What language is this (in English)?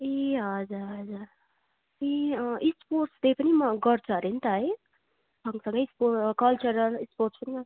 Nepali